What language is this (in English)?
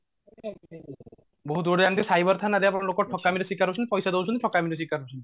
Odia